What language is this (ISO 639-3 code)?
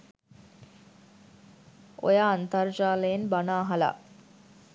sin